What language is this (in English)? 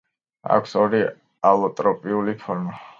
Georgian